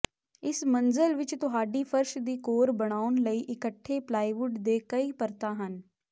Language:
Punjabi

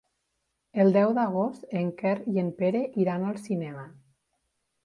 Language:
Catalan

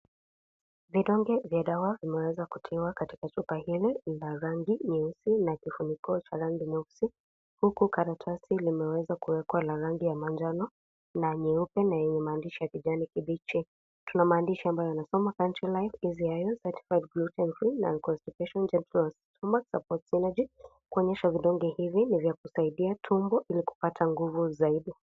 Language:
Swahili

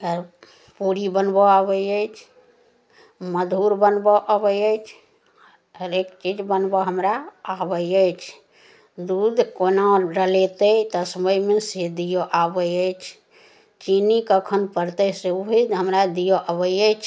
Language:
Maithili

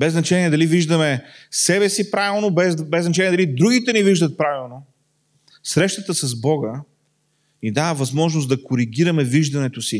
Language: Bulgarian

